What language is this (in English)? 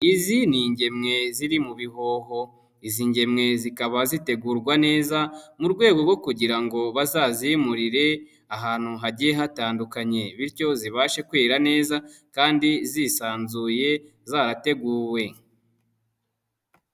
Kinyarwanda